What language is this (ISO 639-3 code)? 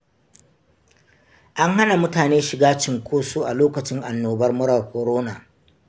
hau